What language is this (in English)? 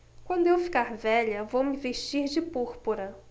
Portuguese